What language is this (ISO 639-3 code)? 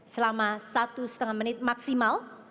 ind